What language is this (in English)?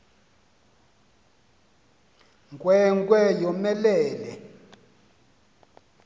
Xhosa